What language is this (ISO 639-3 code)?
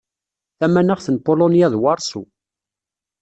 kab